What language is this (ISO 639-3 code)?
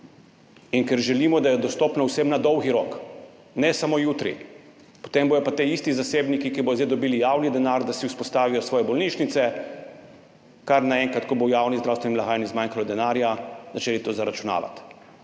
slv